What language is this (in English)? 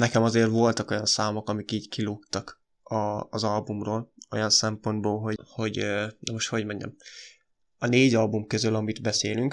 Hungarian